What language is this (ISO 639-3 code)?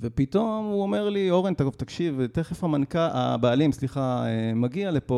heb